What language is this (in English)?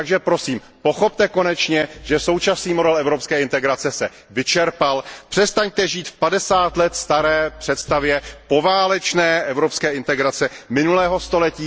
Czech